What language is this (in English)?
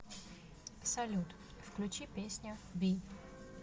Russian